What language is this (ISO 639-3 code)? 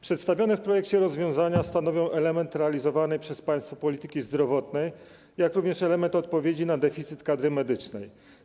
pol